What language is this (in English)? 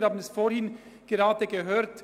Swiss German